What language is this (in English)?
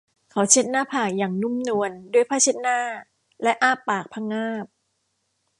Thai